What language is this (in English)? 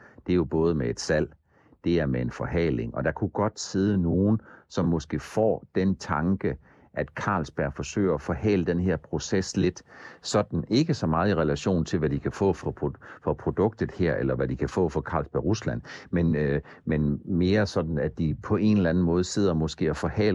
Danish